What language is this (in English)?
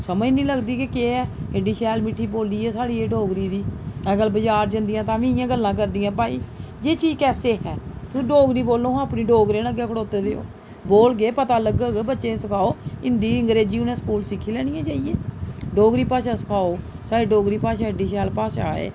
Dogri